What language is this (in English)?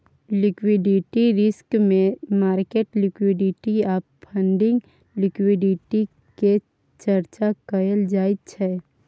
Maithili